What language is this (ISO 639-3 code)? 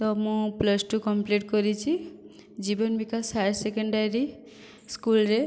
ori